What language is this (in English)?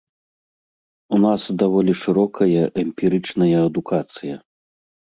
Belarusian